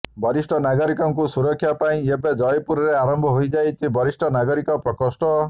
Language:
Odia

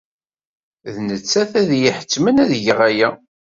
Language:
Kabyle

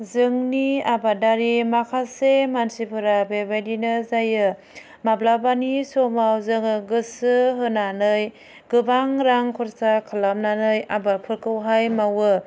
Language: Bodo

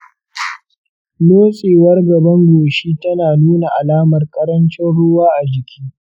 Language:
Hausa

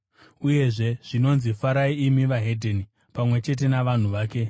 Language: Shona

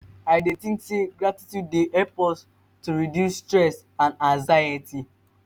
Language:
Nigerian Pidgin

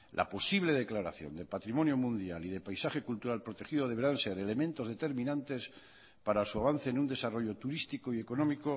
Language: Spanish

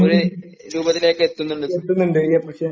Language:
Malayalam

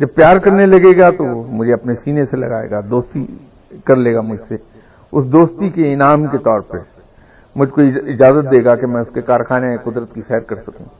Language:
Urdu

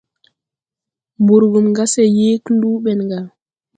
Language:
Tupuri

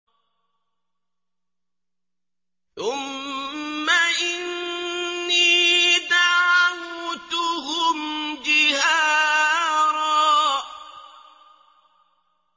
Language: Arabic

